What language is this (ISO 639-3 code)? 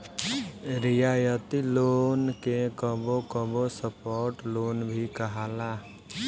bho